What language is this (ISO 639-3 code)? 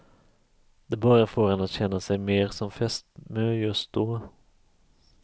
swe